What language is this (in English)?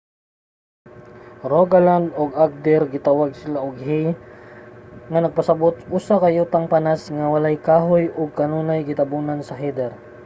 Cebuano